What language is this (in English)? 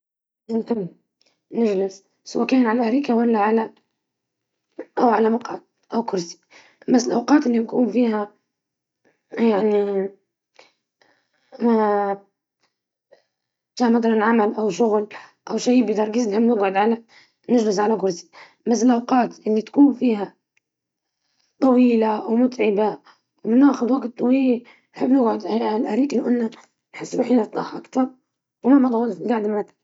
Libyan Arabic